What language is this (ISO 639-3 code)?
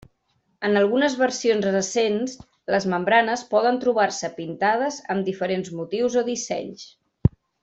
cat